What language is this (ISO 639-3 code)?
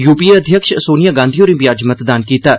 doi